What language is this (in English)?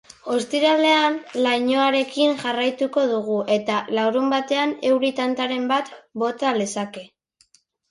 Basque